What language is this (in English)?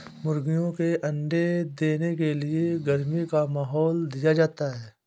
Hindi